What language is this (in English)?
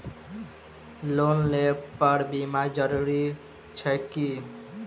Maithili